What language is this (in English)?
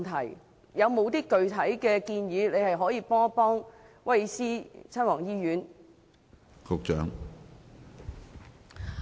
Cantonese